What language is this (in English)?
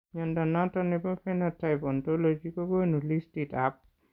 Kalenjin